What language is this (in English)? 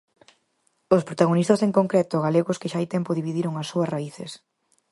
Galician